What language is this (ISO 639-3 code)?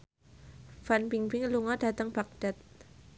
jav